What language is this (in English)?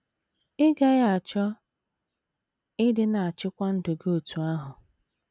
Igbo